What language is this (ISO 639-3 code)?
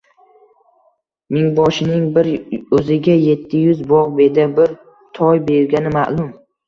uzb